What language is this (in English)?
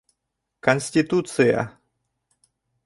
Bashkir